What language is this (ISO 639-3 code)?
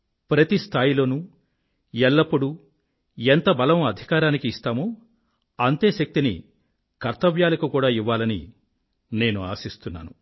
tel